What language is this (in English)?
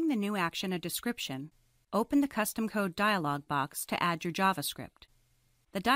English